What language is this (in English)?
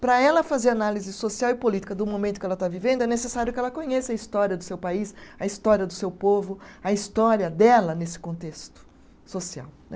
Portuguese